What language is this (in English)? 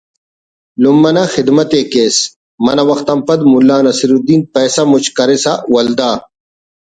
Brahui